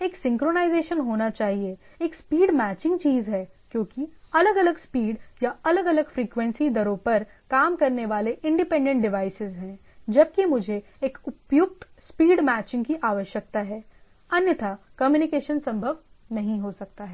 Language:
Hindi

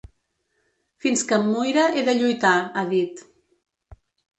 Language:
Catalan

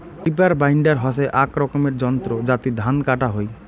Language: Bangla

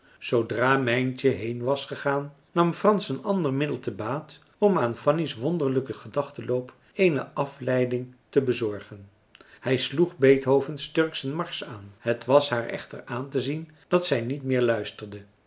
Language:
Dutch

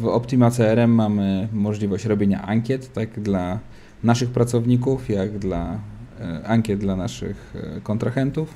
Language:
Polish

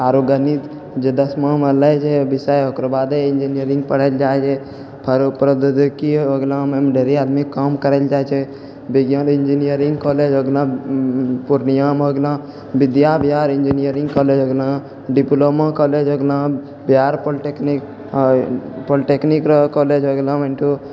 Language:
Maithili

